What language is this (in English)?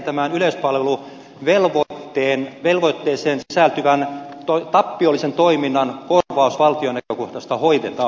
Finnish